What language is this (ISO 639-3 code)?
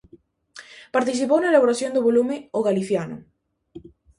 glg